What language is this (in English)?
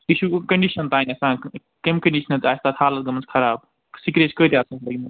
Kashmiri